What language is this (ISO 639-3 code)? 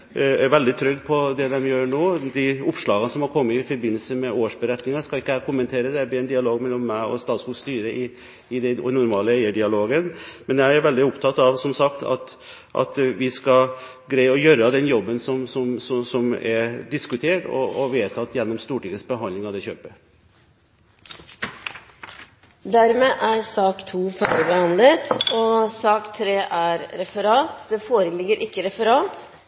nor